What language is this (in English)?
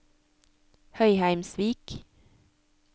Norwegian